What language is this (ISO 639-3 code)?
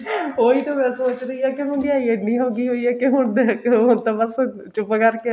pan